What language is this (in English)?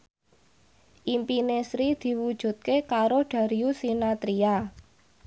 Javanese